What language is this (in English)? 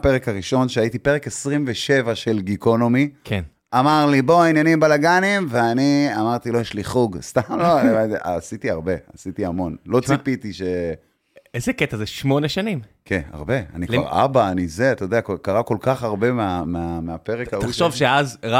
Hebrew